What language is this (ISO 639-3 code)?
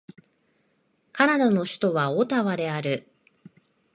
jpn